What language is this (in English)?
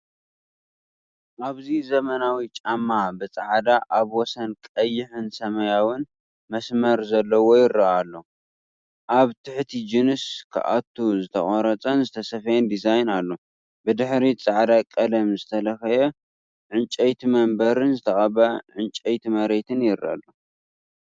Tigrinya